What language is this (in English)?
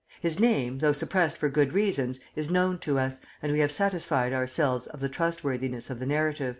English